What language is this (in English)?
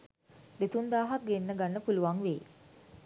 Sinhala